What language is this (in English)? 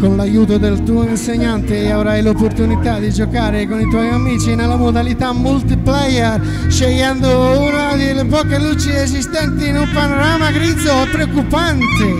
Italian